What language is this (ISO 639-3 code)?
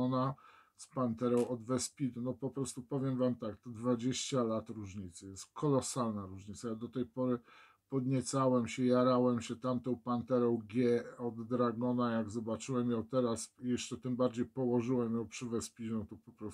pol